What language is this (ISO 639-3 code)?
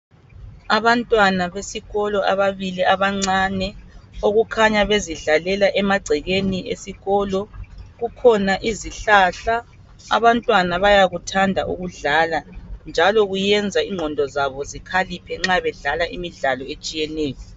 nde